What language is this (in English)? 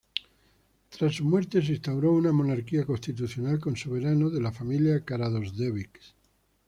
Spanish